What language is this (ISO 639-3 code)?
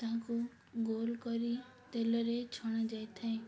ori